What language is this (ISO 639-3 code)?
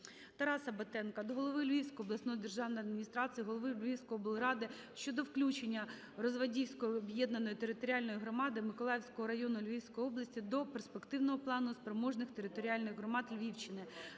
ukr